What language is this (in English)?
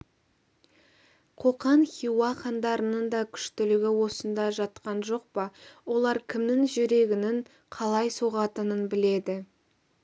Kazakh